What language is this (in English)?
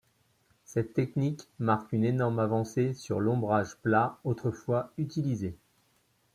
French